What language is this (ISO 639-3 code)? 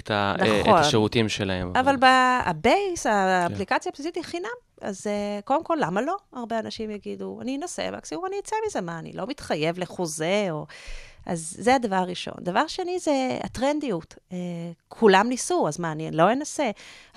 heb